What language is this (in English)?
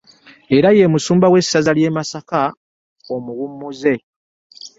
Ganda